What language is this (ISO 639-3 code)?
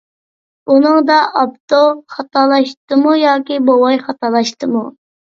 uig